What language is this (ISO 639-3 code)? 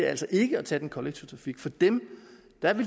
dan